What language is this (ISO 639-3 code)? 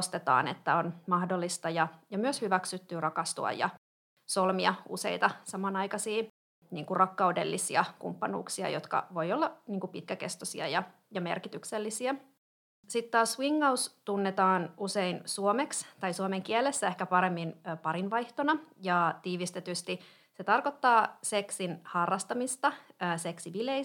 fin